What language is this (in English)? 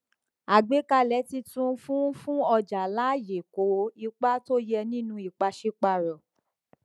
Yoruba